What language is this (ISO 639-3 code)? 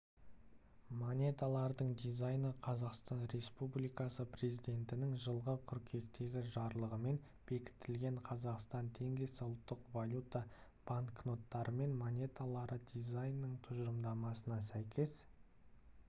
kaz